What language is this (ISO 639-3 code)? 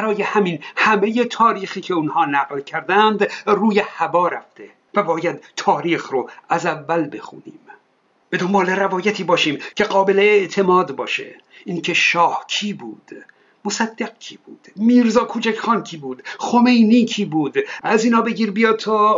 fas